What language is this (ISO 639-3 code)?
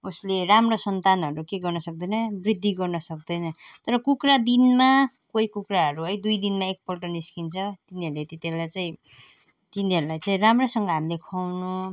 nep